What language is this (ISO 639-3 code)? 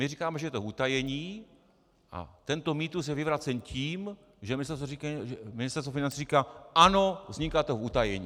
ces